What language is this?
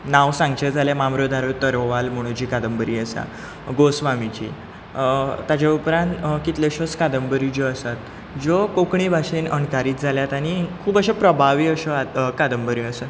Konkani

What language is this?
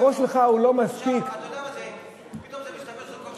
Hebrew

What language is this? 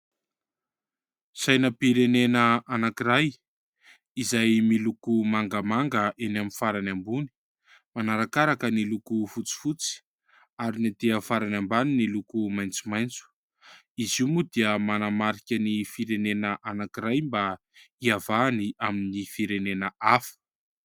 Malagasy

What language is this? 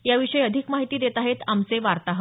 Marathi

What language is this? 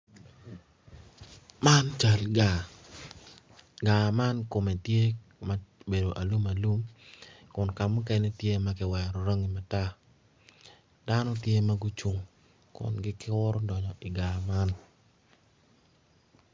Acoli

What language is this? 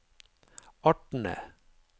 Norwegian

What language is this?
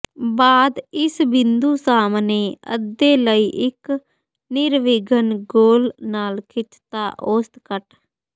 Punjabi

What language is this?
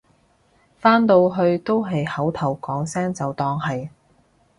Cantonese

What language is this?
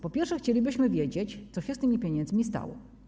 Polish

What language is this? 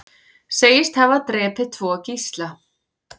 Icelandic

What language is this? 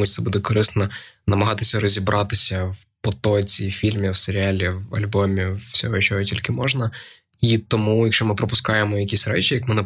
Ukrainian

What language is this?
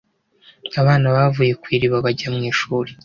Kinyarwanda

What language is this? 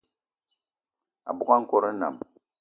Eton (Cameroon)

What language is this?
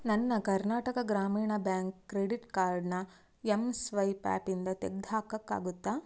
Kannada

